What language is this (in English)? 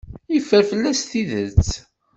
Kabyle